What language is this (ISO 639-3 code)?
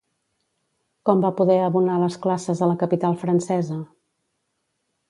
cat